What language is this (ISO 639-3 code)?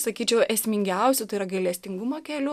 lit